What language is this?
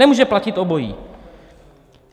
Czech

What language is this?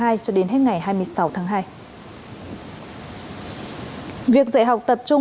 Vietnamese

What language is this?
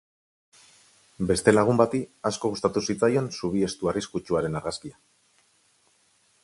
Basque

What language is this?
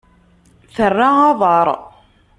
Kabyle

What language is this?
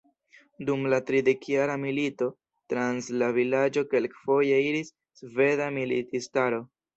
Esperanto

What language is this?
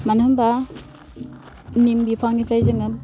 Bodo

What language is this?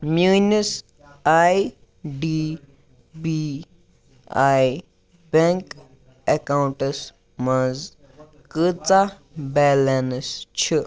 Kashmiri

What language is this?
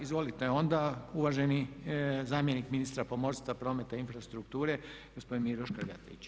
Croatian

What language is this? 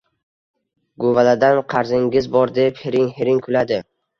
Uzbek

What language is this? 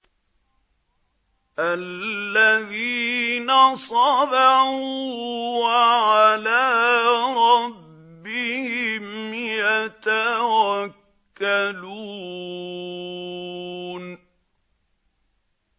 Arabic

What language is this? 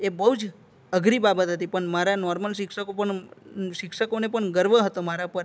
Gujarati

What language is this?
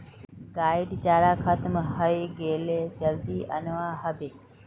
Magahi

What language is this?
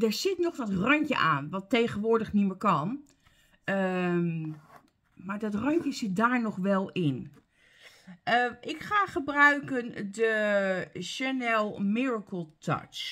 Dutch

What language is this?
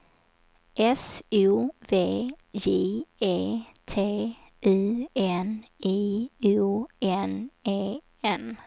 Swedish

